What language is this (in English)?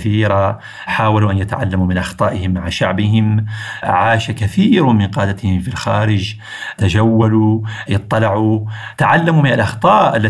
Arabic